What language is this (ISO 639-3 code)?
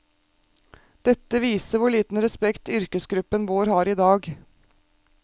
nor